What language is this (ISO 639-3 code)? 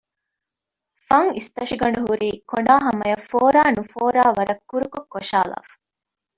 div